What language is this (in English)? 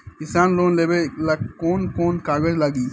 Bhojpuri